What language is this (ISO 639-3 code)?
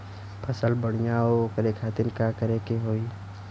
bho